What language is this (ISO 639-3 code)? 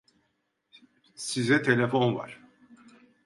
tur